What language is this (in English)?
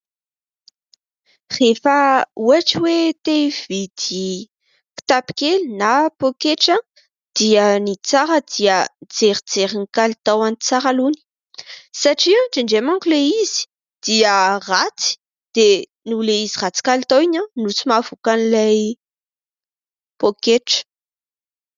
Malagasy